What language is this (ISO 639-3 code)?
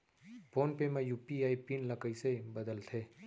hne